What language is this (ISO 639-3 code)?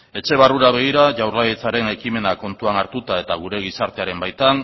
eus